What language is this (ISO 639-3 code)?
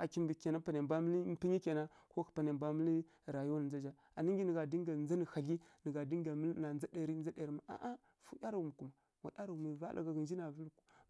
fkk